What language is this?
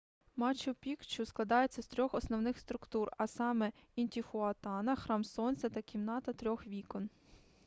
Ukrainian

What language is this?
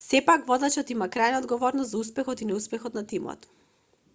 Macedonian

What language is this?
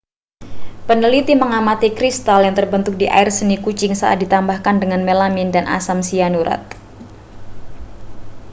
Indonesian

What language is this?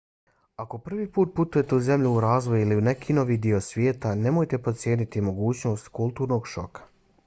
Bosnian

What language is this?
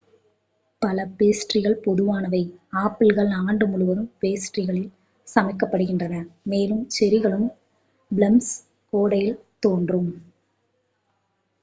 Tamil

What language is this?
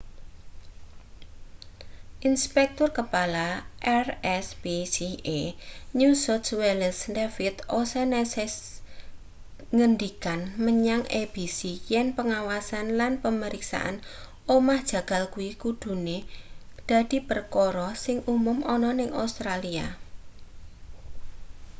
Javanese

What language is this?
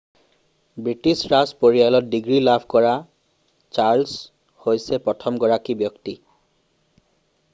Assamese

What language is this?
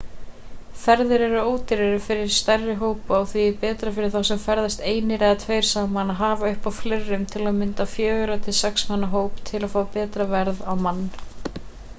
Icelandic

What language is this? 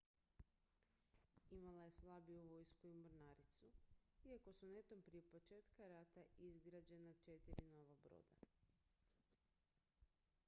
Croatian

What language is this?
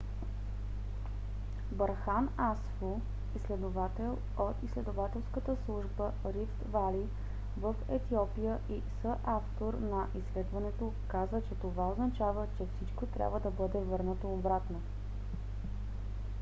Bulgarian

